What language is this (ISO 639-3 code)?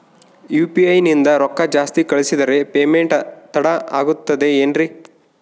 kan